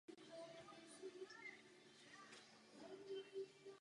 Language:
Czech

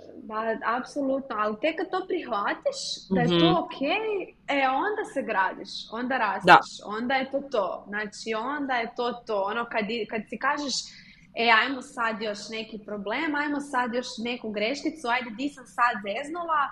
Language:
Croatian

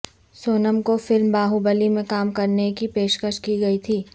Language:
Urdu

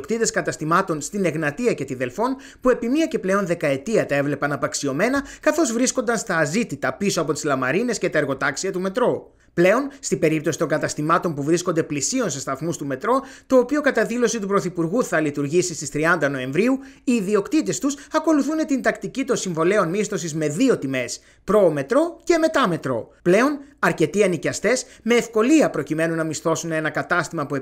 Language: Greek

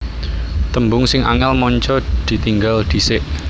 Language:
Javanese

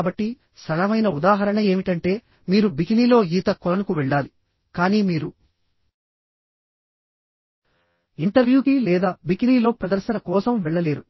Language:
Telugu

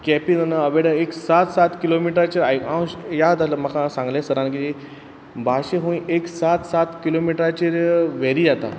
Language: Konkani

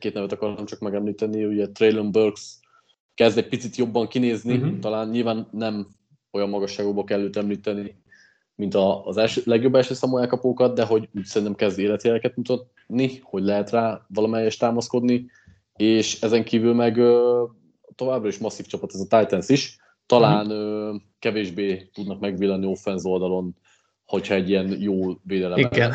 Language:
Hungarian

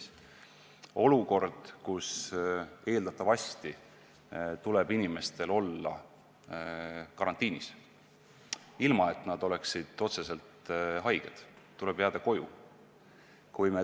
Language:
Estonian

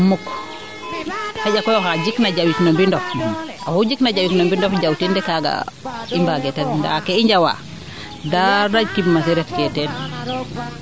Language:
Serer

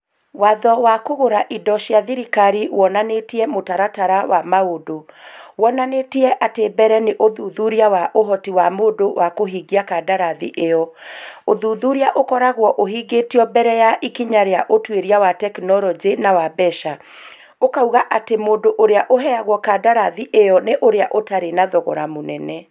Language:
Kikuyu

